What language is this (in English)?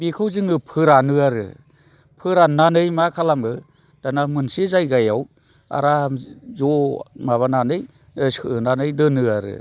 Bodo